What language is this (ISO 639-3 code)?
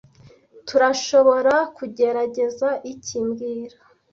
kin